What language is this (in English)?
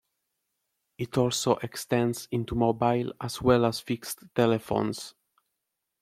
English